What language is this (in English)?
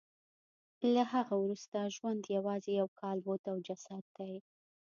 Pashto